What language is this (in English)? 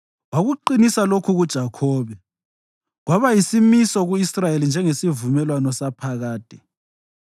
North Ndebele